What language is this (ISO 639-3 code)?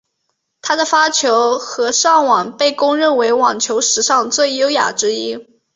zho